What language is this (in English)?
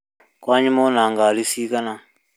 Kikuyu